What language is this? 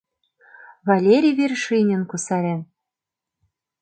Mari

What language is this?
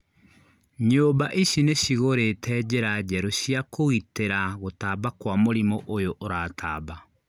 Kikuyu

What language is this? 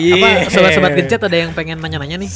Indonesian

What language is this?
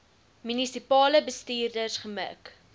Afrikaans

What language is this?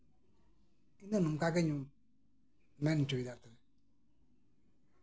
Santali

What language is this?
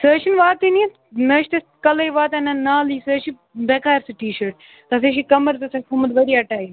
Kashmiri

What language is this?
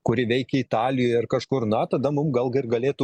Lithuanian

